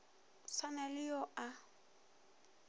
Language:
Northern Sotho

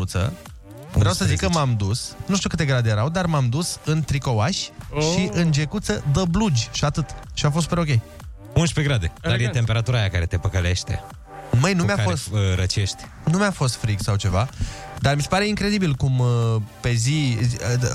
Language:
Romanian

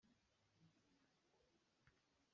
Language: Hakha Chin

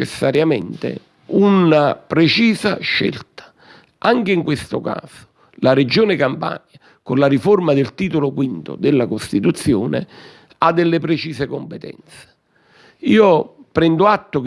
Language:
Italian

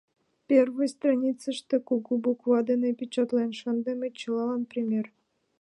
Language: Mari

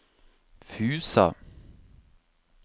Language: Norwegian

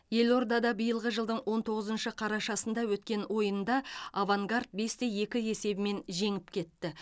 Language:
Kazakh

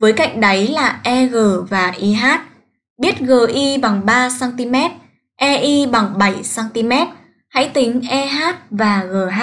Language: Vietnamese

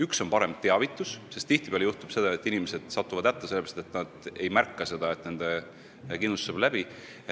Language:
Estonian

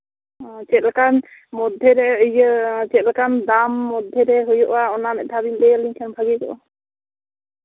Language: Santali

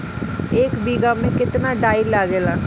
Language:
Bhojpuri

